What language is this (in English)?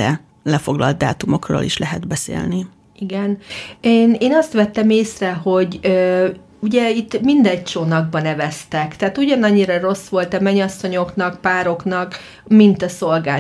Hungarian